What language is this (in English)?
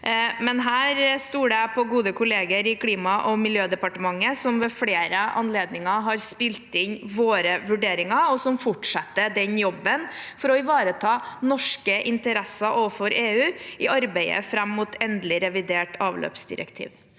Norwegian